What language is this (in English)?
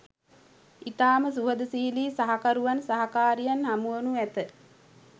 Sinhala